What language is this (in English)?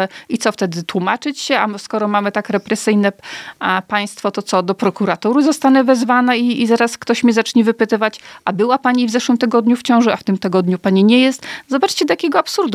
Polish